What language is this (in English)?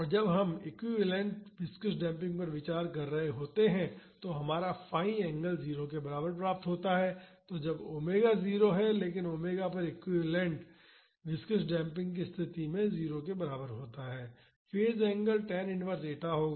Hindi